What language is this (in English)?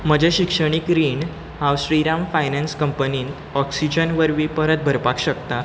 Konkani